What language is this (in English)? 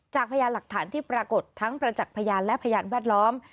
Thai